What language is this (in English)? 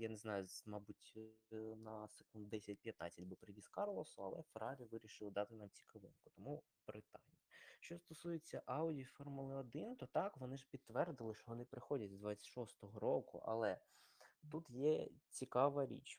Ukrainian